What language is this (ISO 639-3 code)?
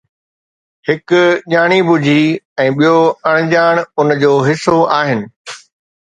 snd